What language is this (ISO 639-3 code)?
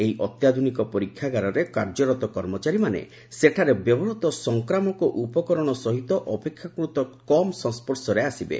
ori